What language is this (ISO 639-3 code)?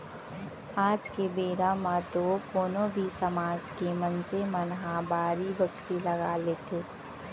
hne